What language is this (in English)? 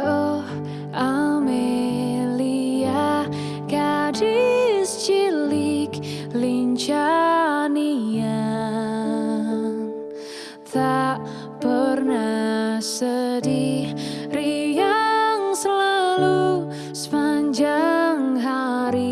Indonesian